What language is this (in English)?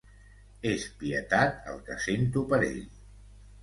Catalan